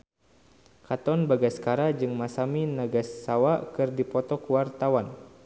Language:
Sundanese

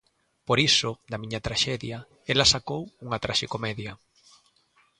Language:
Galician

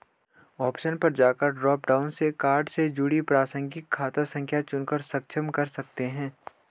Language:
Hindi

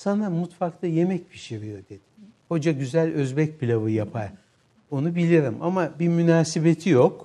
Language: Turkish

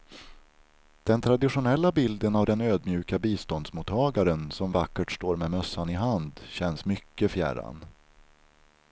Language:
Swedish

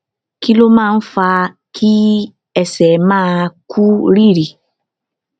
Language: Yoruba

